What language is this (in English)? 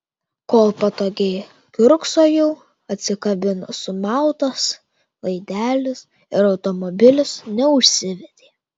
Lithuanian